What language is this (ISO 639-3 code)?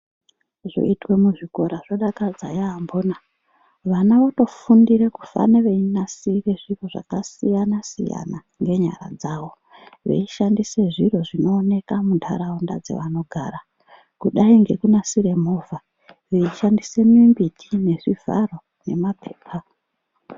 ndc